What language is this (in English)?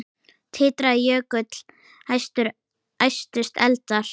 Icelandic